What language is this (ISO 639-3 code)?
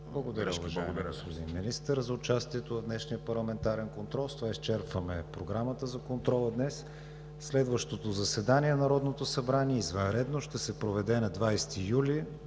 bul